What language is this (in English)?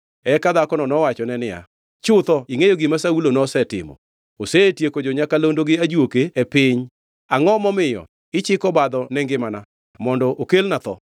Luo (Kenya and Tanzania)